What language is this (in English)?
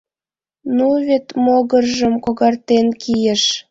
Mari